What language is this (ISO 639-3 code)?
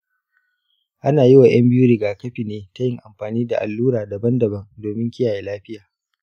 hau